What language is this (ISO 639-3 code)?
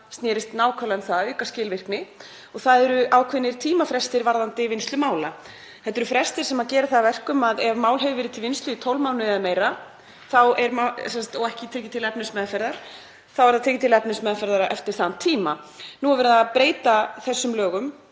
isl